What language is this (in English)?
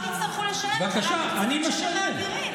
Hebrew